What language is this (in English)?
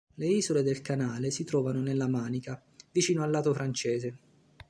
Italian